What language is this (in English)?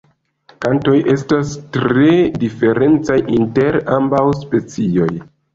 Esperanto